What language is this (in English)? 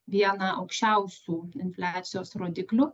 Lithuanian